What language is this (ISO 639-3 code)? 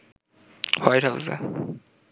ben